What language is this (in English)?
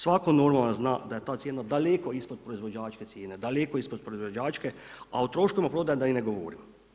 Croatian